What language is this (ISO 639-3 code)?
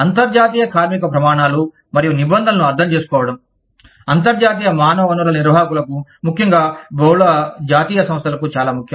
tel